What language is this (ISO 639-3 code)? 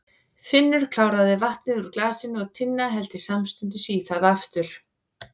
isl